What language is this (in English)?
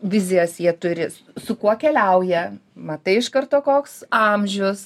Lithuanian